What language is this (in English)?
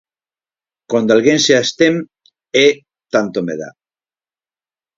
Galician